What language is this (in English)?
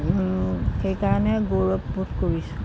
Assamese